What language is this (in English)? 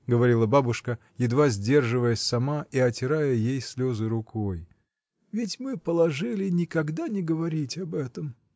Russian